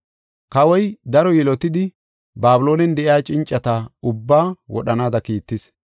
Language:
Gofa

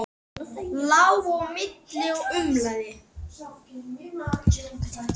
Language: Icelandic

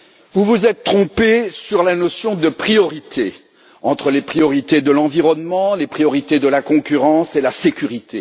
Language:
French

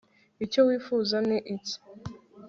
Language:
Kinyarwanda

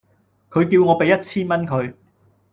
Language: Cantonese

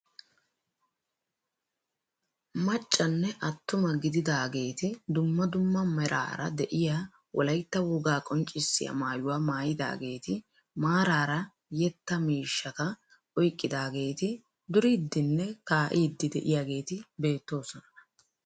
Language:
Wolaytta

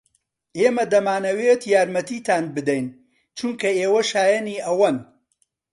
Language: Central Kurdish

